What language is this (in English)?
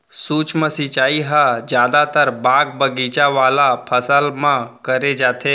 Chhattisgarhi